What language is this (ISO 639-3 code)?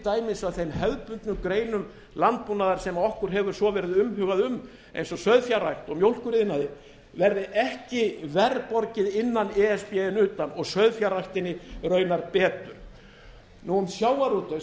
isl